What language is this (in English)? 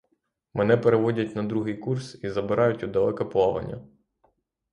Ukrainian